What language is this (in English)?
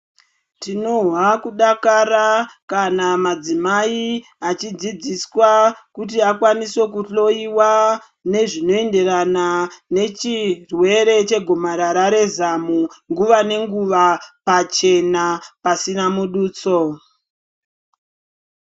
Ndau